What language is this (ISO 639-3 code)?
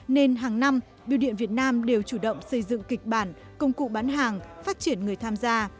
vie